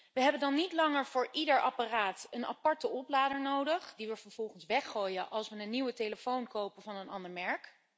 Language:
Dutch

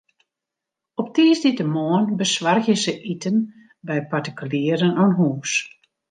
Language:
Western Frisian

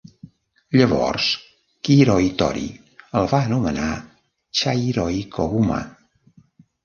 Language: Catalan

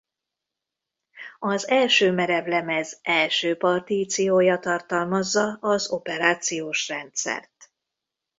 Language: Hungarian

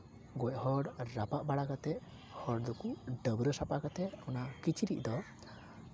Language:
Santali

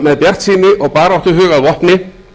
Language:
Icelandic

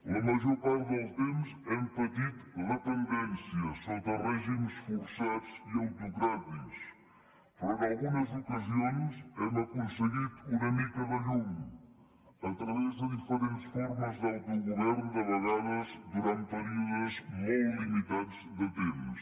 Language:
Catalan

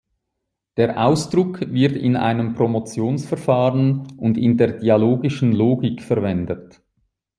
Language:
German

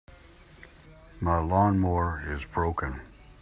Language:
English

